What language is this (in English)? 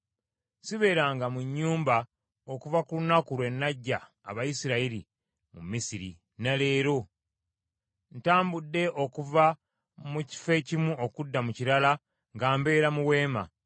Ganda